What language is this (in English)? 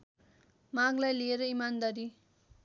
Nepali